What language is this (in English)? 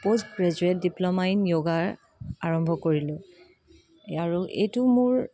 Assamese